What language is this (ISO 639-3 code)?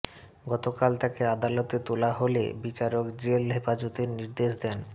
ben